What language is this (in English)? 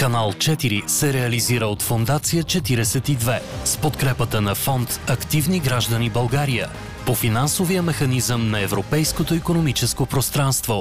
Bulgarian